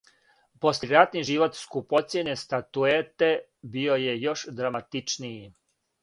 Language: Serbian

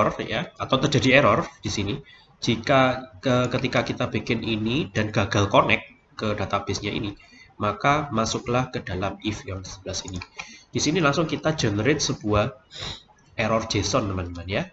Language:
Indonesian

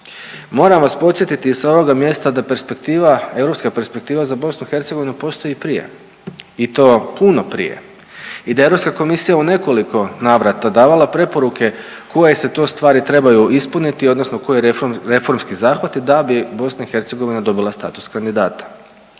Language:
Croatian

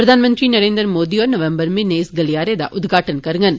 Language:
Dogri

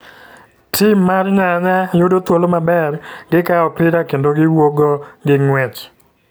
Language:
Luo (Kenya and Tanzania)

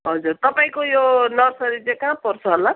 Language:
Nepali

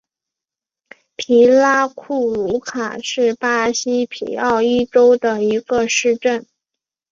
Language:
Chinese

